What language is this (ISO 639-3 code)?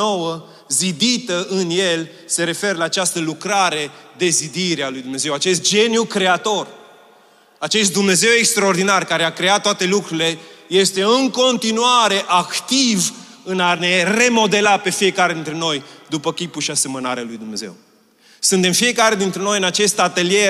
ron